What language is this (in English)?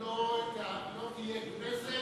Hebrew